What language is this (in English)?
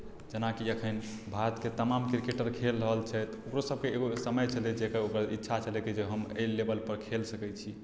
Maithili